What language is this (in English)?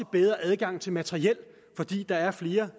Danish